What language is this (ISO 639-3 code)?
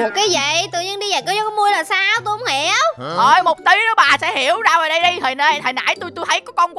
vie